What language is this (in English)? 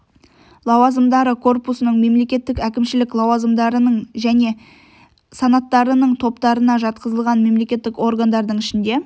Kazakh